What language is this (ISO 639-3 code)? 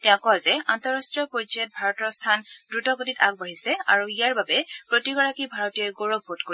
asm